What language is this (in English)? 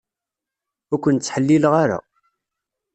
Kabyle